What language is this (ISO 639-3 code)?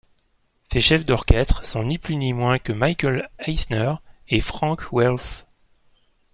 fra